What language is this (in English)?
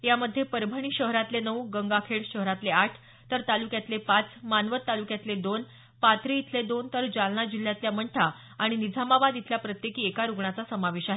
Marathi